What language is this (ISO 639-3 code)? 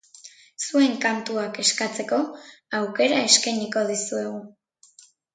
eus